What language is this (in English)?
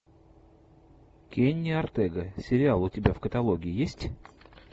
Russian